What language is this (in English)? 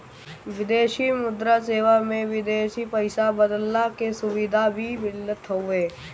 Bhojpuri